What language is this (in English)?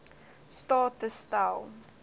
Afrikaans